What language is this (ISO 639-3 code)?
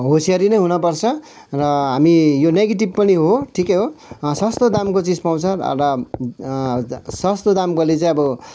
nep